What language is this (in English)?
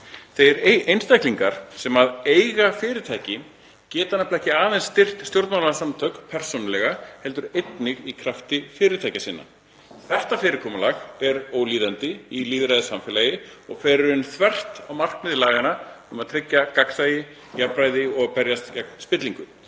Icelandic